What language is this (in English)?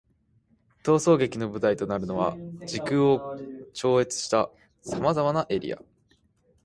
Japanese